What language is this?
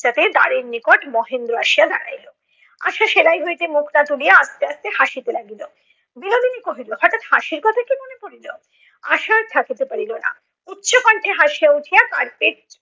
Bangla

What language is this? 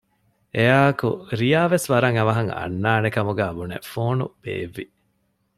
Divehi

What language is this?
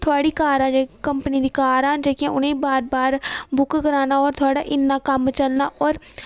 Dogri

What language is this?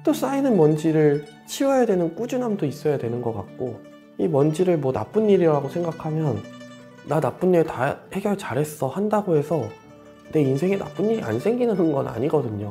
Korean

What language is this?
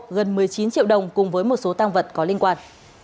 Vietnamese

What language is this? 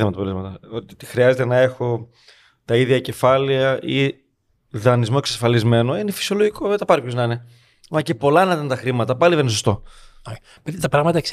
Greek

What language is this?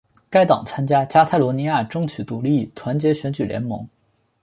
Chinese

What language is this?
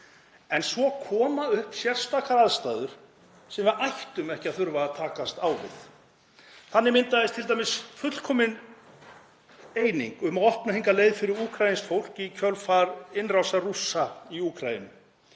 Icelandic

